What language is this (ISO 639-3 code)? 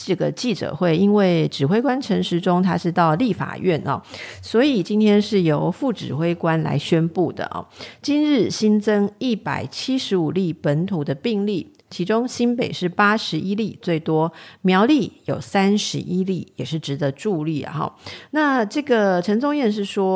zho